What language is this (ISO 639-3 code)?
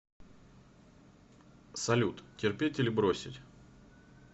rus